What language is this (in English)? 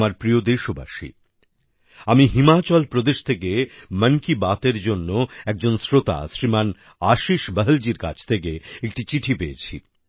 Bangla